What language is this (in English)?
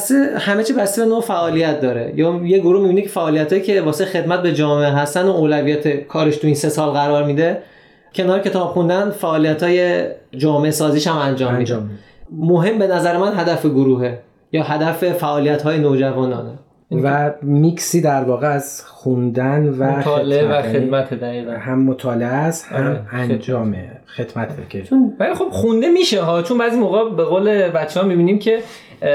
Persian